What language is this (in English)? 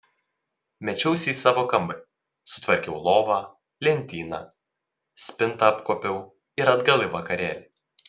Lithuanian